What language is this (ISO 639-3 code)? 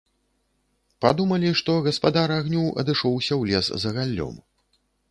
bel